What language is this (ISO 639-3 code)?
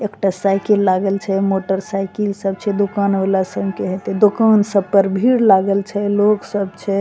mai